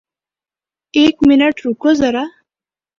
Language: Urdu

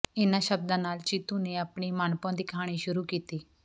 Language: Punjabi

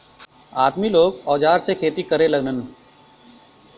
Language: Bhojpuri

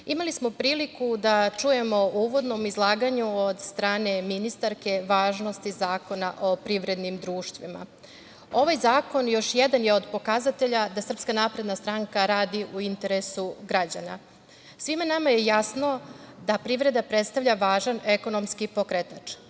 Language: Serbian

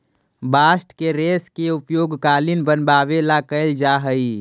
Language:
Magahi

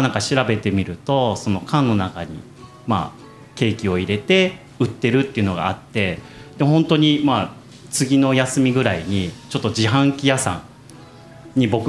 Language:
Japanese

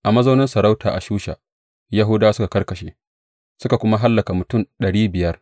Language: Hausa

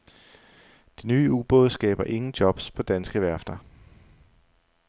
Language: Danish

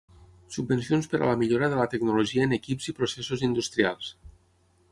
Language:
Catalan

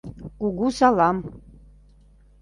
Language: Mari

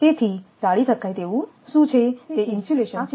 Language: Gujarati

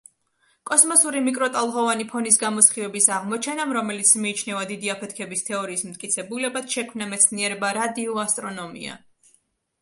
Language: Georgian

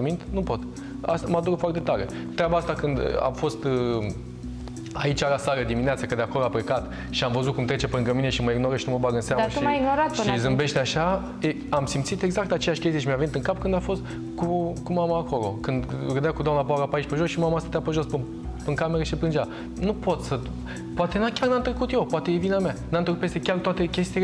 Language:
Romanian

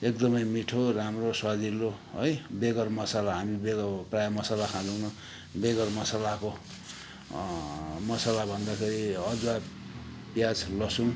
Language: Nepali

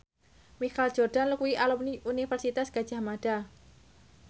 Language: Javanese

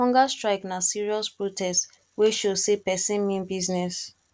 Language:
Nigerian Pidgin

